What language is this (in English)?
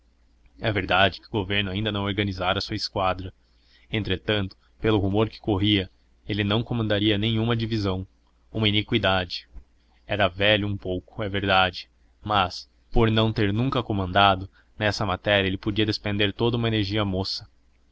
Portuguese